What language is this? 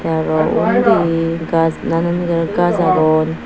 Chakma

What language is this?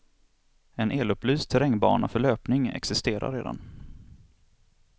Swedish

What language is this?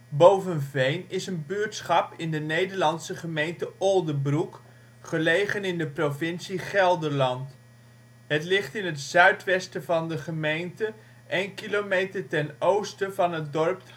Dutch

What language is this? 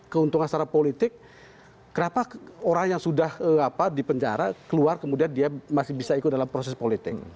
Indonesian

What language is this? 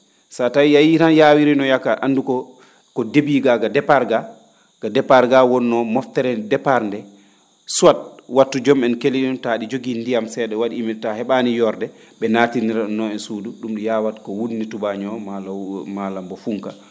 Fula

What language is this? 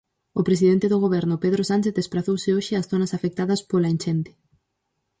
Galician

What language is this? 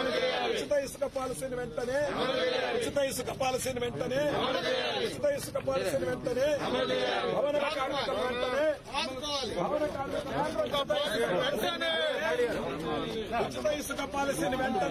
Telugu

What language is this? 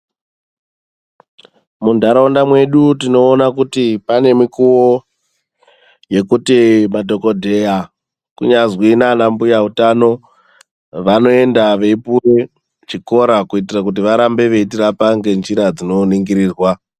Ndau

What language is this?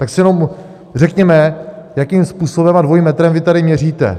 Czech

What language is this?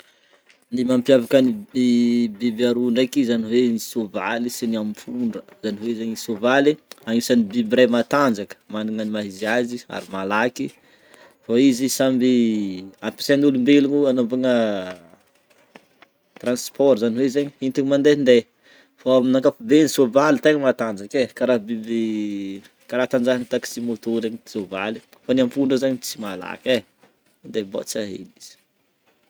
Northern Betsimisaraka Malagasy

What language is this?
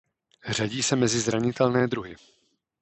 Czech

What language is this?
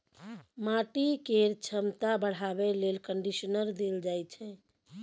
Maithili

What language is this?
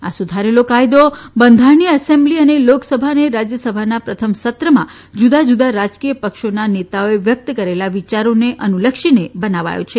Gujarati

